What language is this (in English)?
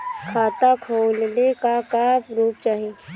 Bhojpuri